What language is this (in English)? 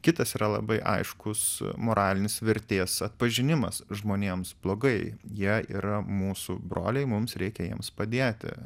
Lithuanian